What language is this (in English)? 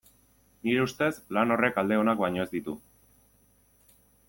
Basque